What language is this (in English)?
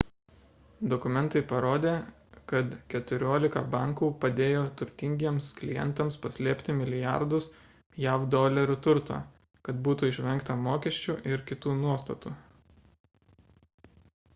Lithuanian